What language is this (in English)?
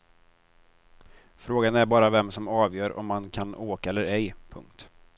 Swedish